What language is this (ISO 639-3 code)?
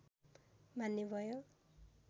nep